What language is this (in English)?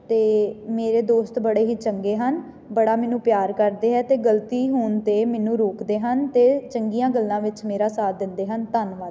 Punjabi